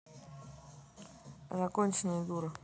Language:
Russian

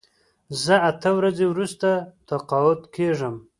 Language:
Pashto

